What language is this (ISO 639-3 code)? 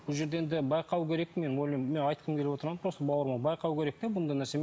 kaz